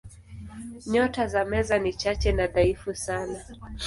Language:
Swahili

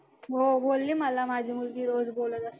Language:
Marathi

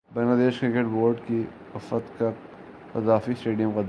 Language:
Urdu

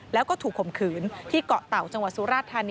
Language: Thai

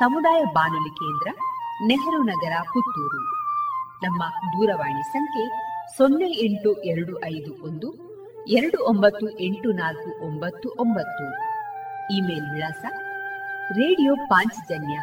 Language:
Kannada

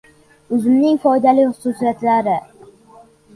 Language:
Uzbek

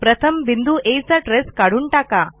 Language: Marathi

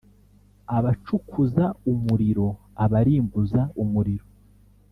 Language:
Kinyarwanda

